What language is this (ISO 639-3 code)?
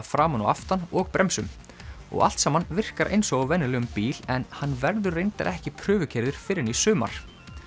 isl